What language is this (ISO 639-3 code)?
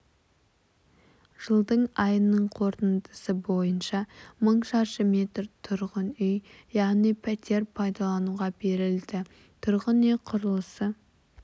kaz